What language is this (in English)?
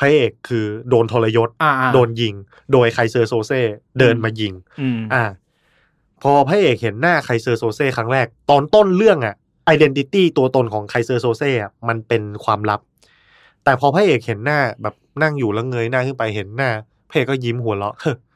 Thai